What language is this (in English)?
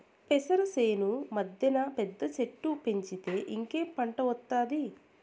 Telugu